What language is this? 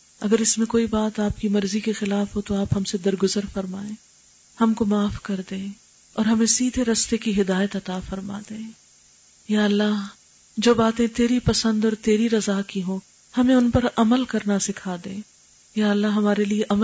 Urdu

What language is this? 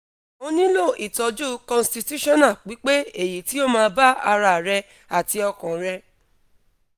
Yoruba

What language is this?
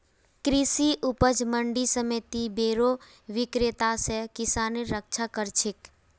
Magahi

